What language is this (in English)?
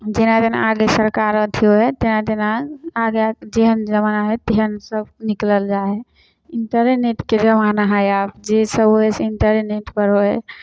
Maithili